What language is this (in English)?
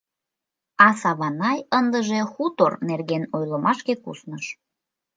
Mari